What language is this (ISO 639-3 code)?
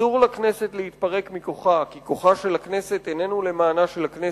heb